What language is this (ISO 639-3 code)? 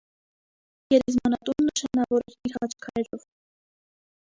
hye